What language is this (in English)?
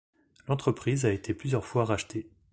French